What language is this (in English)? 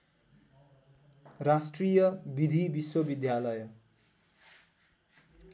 Nepali